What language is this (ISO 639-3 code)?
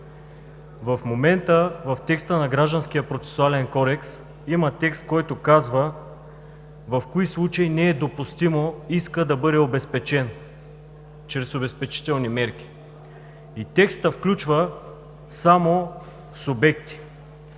bul